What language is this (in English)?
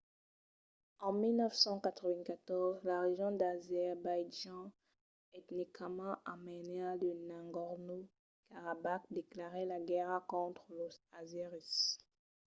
Occitan